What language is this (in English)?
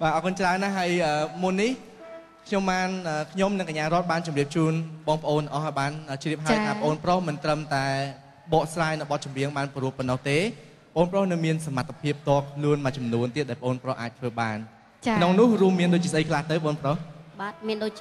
Thai